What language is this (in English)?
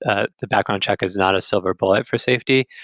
English